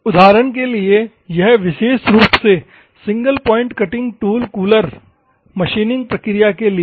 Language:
Hindi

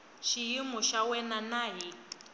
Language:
Tsonga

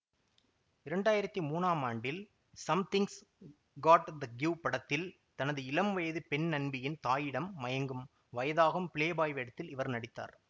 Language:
Tamil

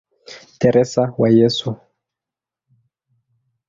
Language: Swahili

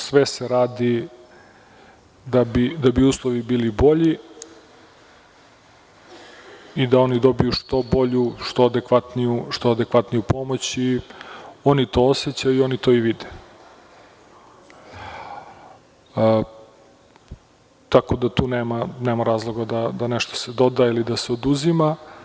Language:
Serbian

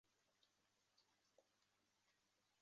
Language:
Chinese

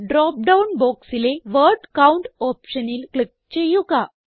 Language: Malayalam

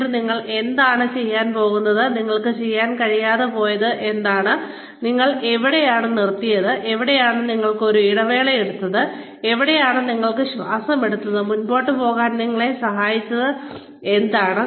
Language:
Malayalam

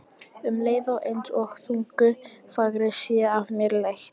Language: Icelandic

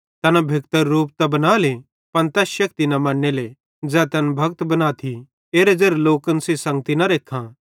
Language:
Bhadrawahi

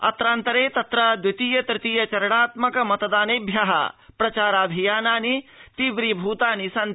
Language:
Sanskrit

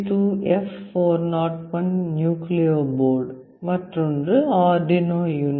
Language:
Tamil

